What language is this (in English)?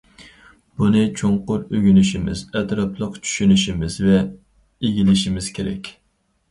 Uyghur